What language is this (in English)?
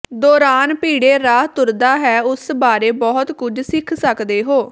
Punjabi